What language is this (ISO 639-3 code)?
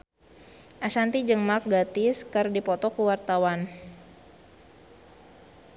sun